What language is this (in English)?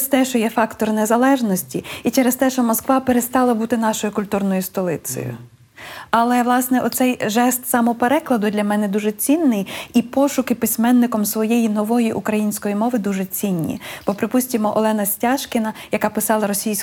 Ukrainian